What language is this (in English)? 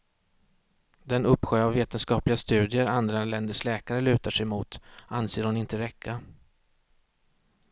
Swedish